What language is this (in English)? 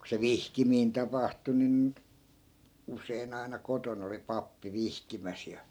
Finnish